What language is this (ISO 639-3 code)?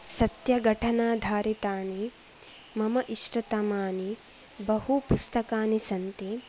san